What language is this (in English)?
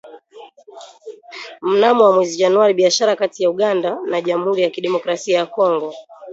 Swahili